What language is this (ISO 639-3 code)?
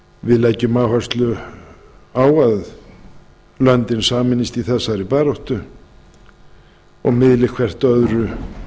isl